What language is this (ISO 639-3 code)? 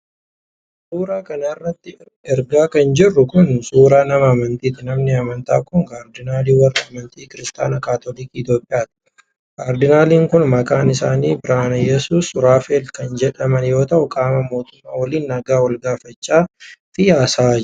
orm